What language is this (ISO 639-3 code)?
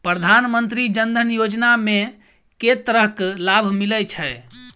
mai